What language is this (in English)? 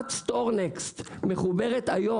Hebrew